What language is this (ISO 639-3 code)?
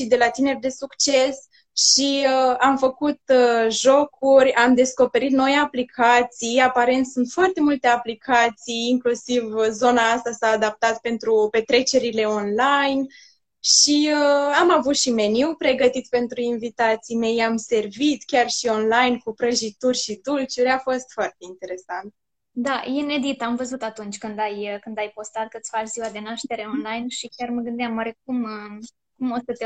ron